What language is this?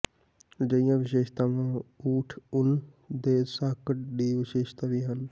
Punjabi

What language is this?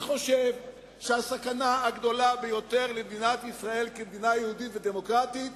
Hebrew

